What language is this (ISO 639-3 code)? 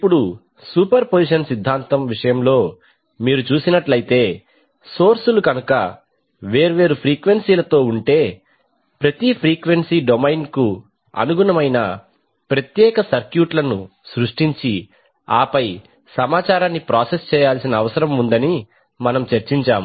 tel